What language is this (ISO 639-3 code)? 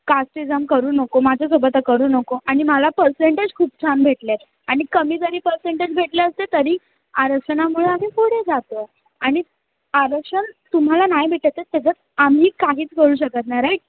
mar